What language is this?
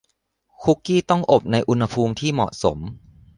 Thai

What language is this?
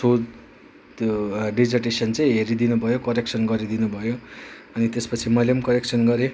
Nepali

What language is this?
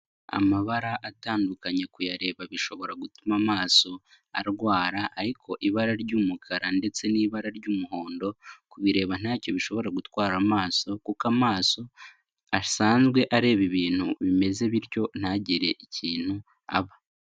Kinyarwanda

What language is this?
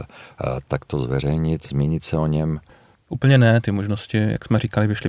Czech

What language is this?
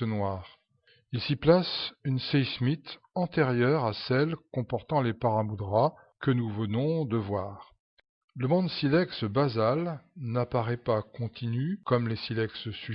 French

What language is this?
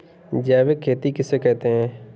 Hindi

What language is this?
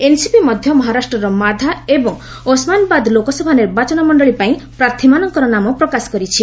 Odia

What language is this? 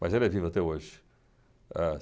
Portuguese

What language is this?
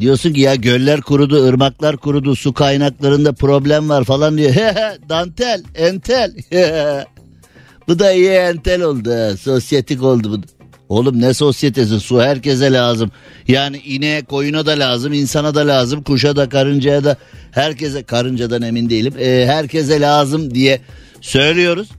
Turkish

